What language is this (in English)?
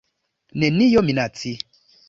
Esperanto